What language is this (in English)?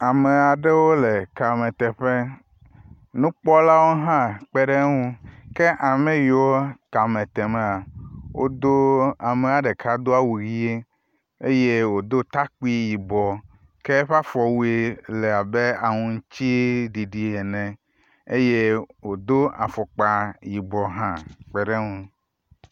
Ewe